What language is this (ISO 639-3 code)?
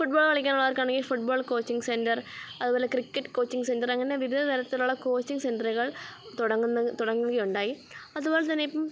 mal